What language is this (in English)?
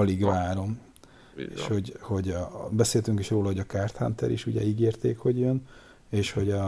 Hungarian